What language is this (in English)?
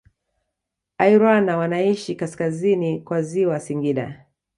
Swahili